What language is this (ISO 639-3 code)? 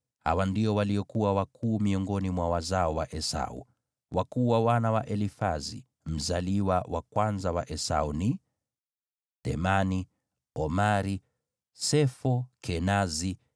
swa